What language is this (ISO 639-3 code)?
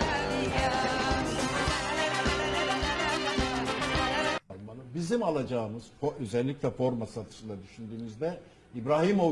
tur